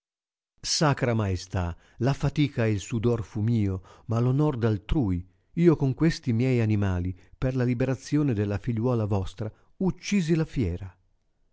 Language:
Italian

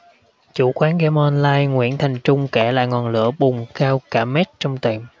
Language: Vietnamese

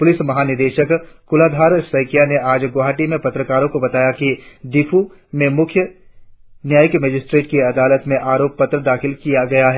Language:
Hindi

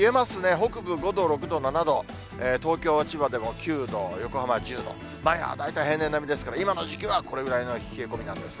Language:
Japanese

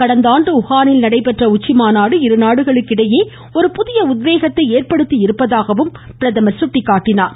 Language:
Tamil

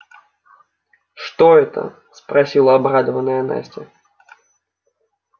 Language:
Russian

